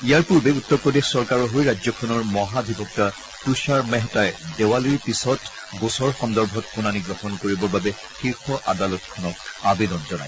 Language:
Assamese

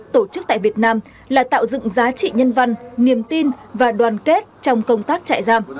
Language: Vietnamese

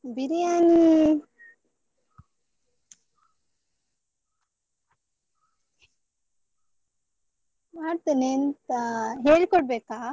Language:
Kannada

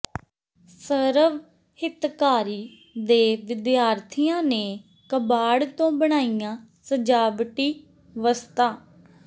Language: Punjabi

